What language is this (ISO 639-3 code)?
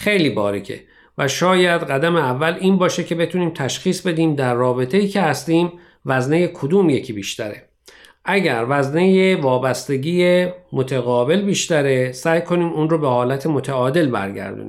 fas